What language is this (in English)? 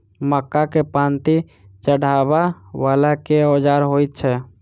Maithili